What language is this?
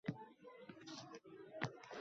Uzbek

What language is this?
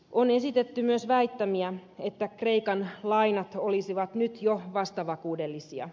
Finnish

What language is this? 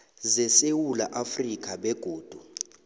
South Ndebele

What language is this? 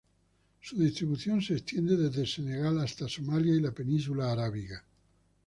Spanish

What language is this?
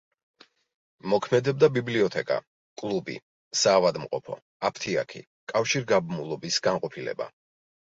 Georgian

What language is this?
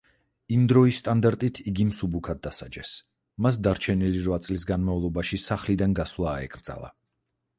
Georgian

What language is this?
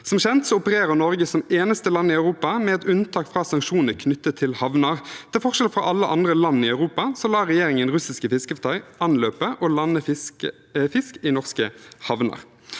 Norwegian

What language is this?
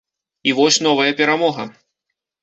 Belarusian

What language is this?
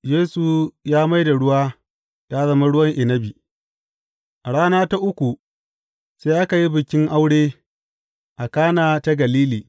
Hausa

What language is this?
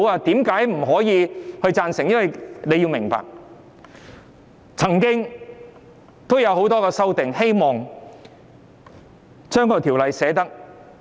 Cantonese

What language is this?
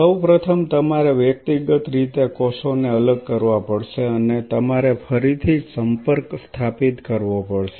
Gujarati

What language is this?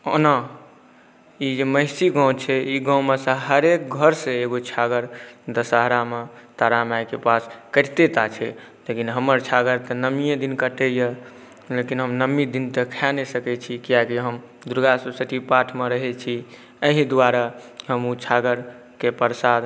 Maithili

